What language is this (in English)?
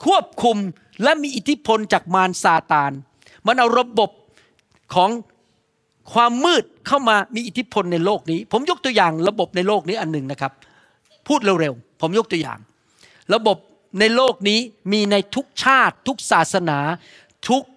Thai